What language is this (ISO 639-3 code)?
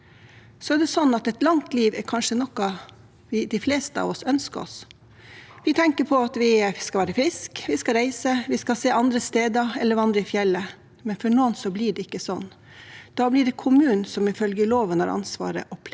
nor